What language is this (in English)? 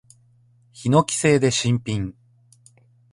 Japanese